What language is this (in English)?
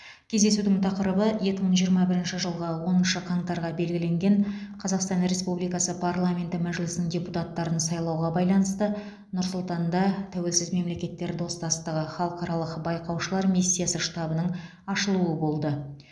Kazakh